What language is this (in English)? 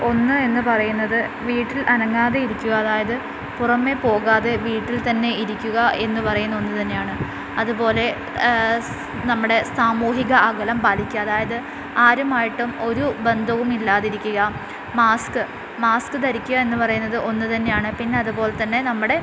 Malayalam